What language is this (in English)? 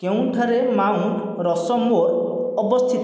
Odia